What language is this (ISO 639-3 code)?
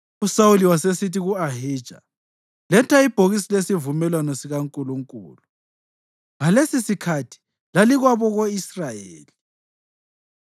nde